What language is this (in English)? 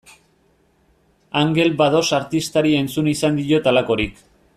Basque